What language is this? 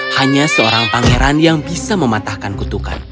Indonesian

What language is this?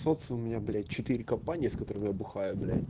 Russian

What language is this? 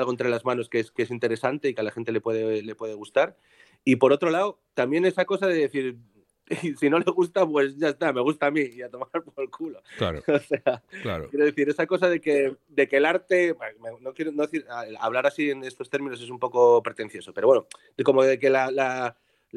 Spanish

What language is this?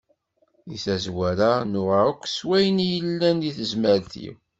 Kabyle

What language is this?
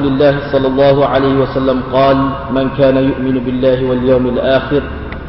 Malay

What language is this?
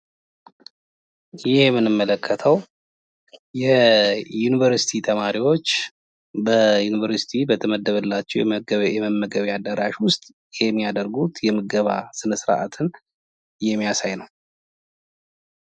Amharic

